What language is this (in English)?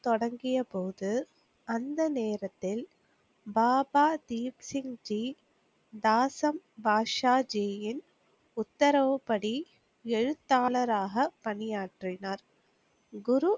Tamil